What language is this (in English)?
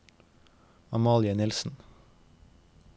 Norwegian